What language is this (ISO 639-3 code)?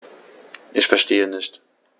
deu